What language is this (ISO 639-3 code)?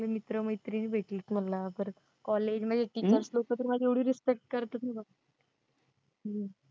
mar